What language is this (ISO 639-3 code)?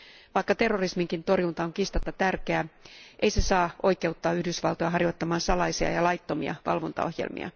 fin